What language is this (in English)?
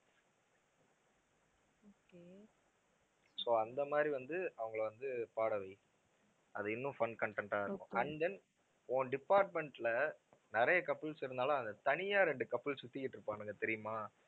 Tamil